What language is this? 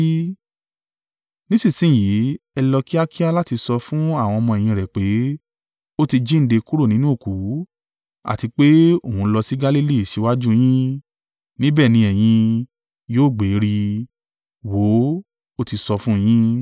Yoruba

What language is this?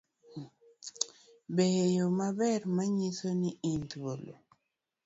Luo (Kenya and Tanzania)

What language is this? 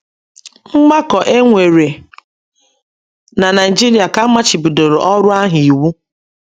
Igbo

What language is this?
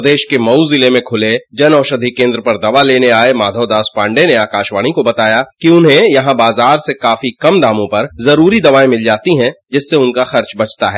Hindi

